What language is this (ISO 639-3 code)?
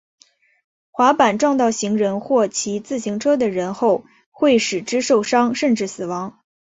zho